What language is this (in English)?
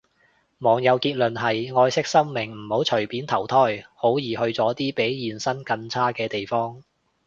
Cantonese